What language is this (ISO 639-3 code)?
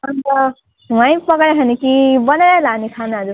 nep